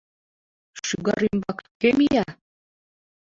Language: Mari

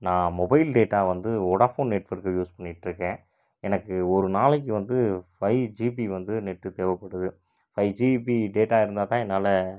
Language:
Tamil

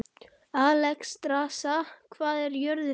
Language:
Icelandic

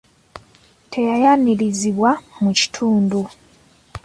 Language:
Ganda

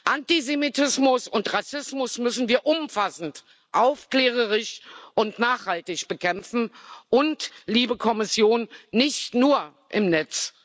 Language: German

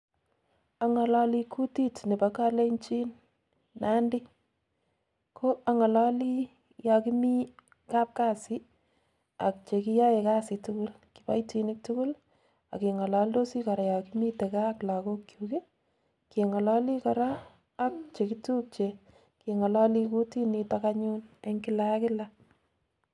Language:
Kalenjin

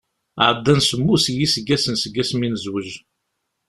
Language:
Kabyle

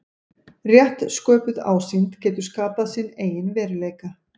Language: Icelandic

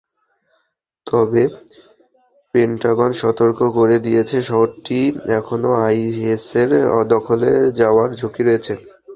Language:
Bangla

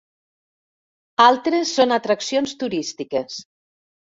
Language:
Catalan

